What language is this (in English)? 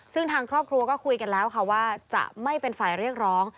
Thai